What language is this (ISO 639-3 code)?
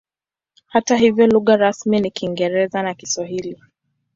swa